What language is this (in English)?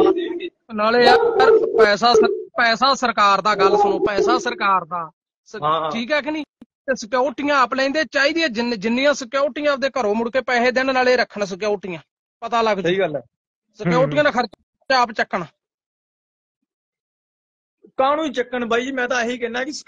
Punjabi